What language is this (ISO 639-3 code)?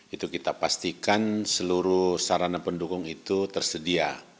ind